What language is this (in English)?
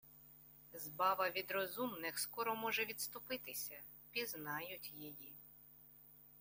Ukrainian